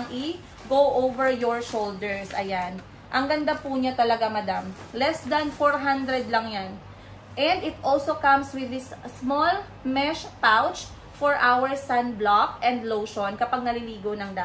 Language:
Filipino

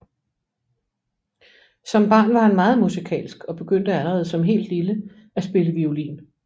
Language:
Danish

